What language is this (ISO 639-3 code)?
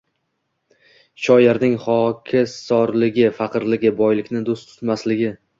uzb